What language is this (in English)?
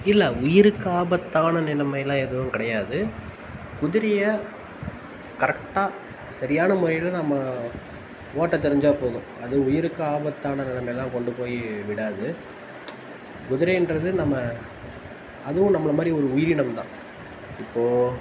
Tamil